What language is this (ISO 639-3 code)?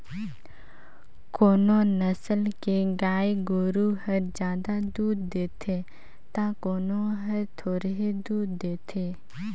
hne